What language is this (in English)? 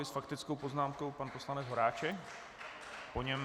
Czech